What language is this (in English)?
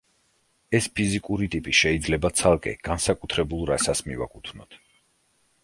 Georgian